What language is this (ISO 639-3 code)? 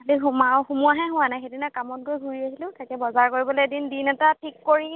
asm